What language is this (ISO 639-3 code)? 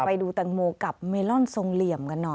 tha